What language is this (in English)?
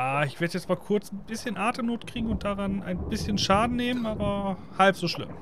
German